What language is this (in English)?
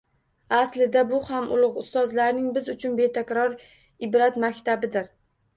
Uzbek